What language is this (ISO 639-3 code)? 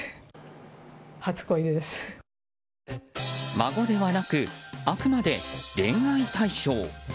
jpn